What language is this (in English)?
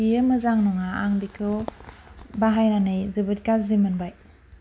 Bodo